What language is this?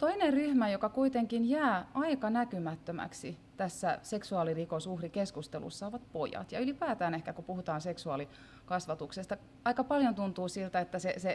Finnish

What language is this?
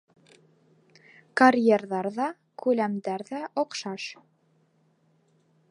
Bashkir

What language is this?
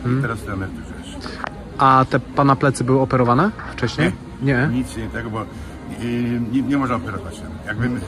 Polish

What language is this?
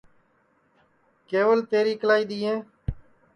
Sansi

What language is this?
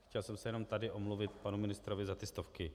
Czech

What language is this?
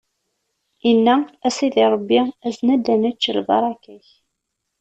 Kabyle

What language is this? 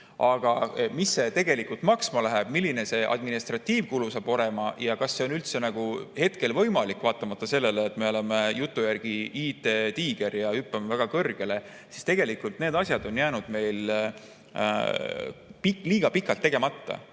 Estonian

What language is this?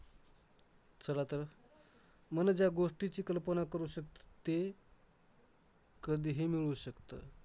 Marathi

